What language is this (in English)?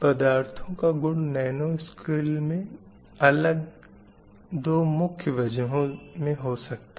Hindi